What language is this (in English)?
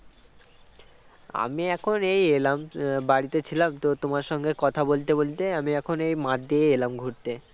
Bangla